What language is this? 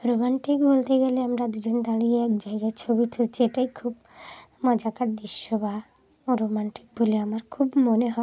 Bangla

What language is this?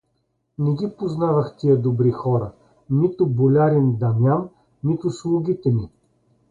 Bulgarian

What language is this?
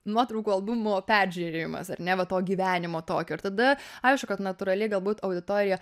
Lithuanian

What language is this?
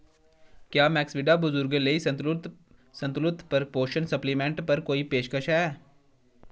Dogri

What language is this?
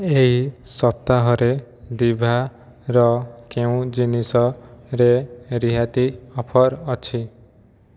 Odia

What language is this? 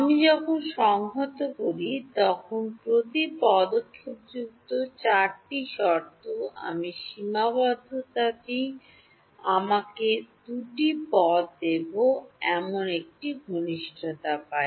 Bangla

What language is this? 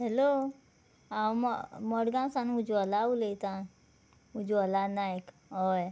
Konkani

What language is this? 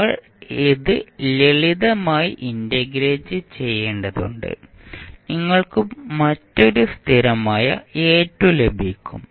Malayalam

